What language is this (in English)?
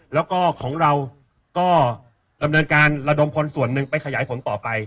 Thai